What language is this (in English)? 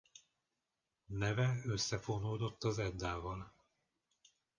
Hungarian